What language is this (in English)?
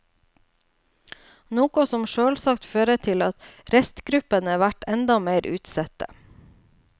Norwegian